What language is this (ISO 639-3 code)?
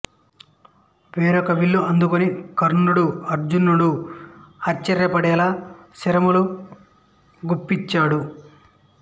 tel